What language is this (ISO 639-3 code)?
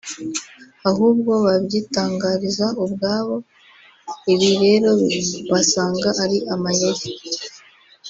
kin